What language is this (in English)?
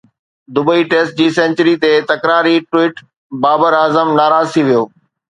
Sindhi